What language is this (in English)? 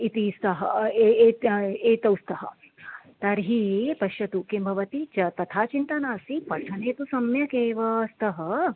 Sanskrit